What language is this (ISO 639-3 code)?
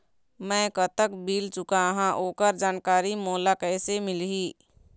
hne